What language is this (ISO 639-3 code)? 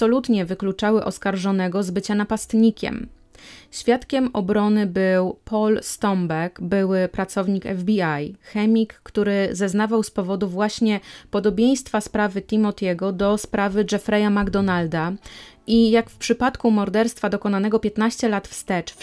pol